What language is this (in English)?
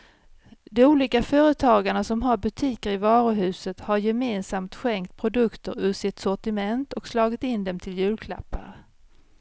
Swedish